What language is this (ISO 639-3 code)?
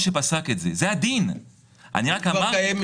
heb